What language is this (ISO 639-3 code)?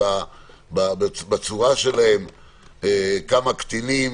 heb